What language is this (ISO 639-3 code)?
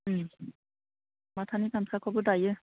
brx